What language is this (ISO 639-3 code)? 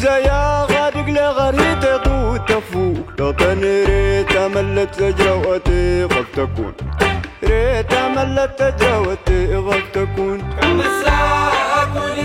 ukr